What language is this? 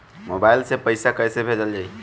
Bhojpuri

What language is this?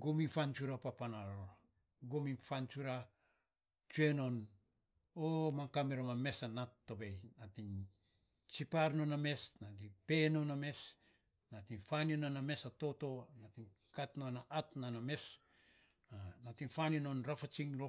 Saposa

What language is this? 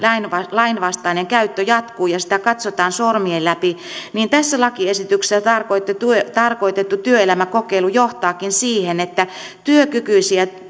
Finnish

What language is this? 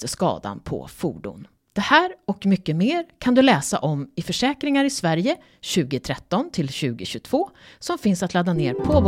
Swedish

